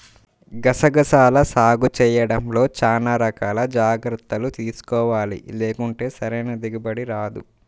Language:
Telugu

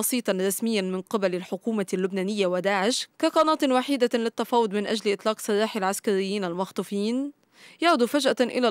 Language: Arabic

